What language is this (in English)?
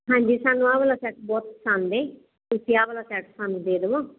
Punjabi